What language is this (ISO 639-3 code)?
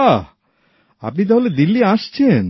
ben